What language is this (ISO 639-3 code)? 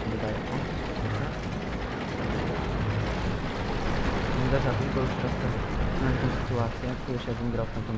pol